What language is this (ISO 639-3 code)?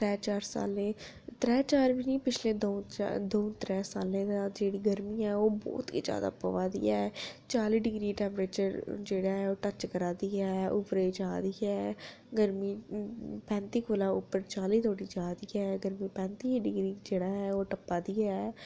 doi